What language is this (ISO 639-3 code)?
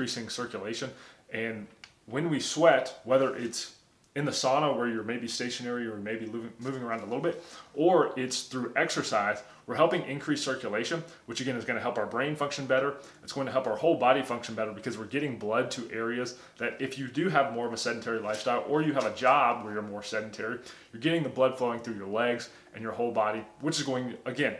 eng